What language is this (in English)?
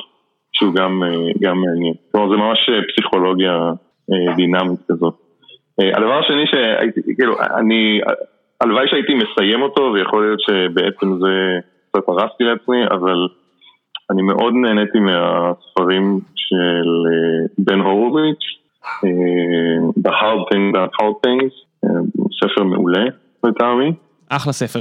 Hebrew